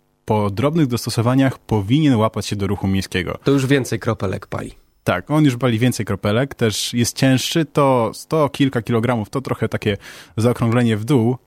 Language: Polish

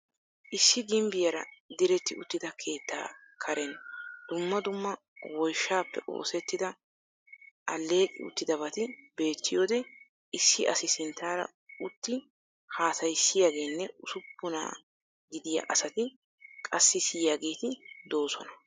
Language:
Wolaytta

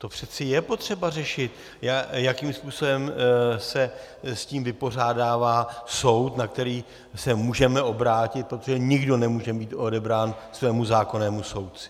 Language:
Czech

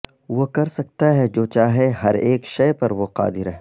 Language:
Urdu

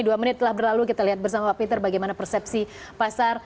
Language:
Indonesian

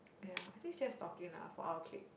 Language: English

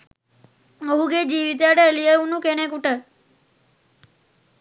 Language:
Sinhala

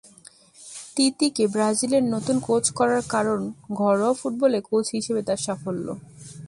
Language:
Bangla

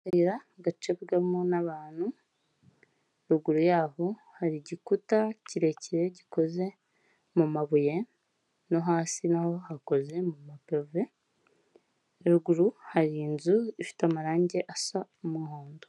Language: Kinyarwanda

